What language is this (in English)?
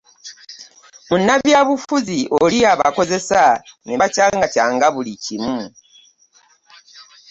Ganda